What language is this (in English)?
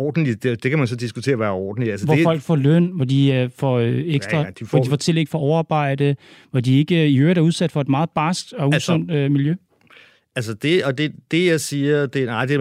Danish